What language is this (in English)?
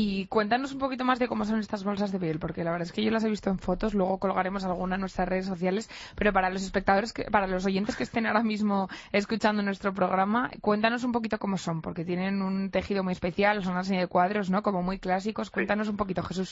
Spanish